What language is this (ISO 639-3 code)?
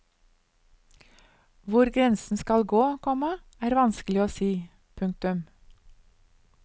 nor